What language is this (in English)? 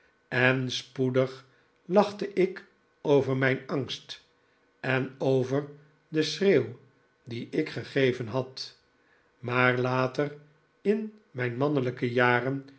Dutch